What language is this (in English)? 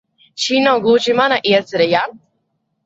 Latvian